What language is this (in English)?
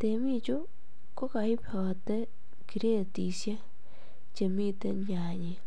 Kalenjin